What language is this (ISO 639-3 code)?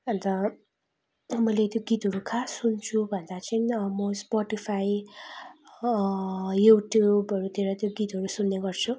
nep